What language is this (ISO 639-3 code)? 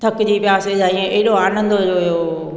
snd